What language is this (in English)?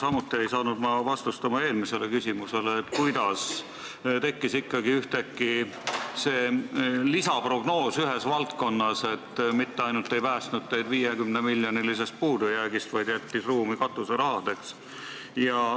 Estonian